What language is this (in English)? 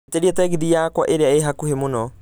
Kikuyu